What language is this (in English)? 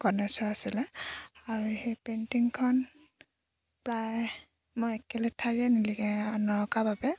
Assamese